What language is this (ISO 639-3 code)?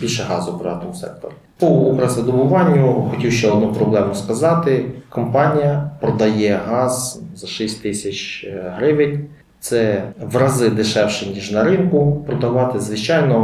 ukr